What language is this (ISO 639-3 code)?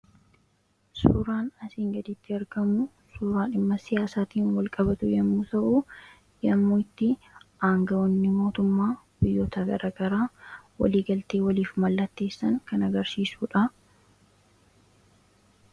orm